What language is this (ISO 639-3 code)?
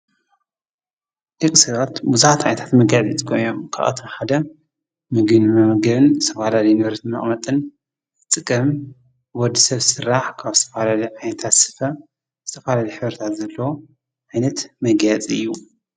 tir